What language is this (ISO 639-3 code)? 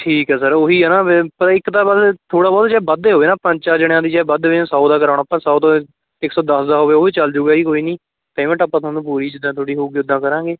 pan